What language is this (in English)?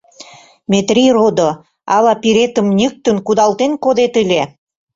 Mari